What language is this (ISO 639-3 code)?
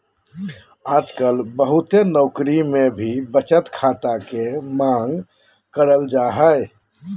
mag